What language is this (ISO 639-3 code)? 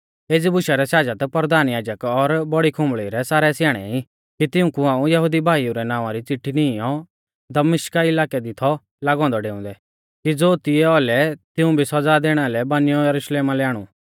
bfz